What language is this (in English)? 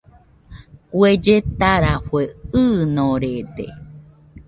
Nüpode Huitoto